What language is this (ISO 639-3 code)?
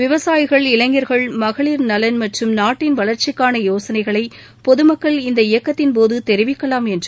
tam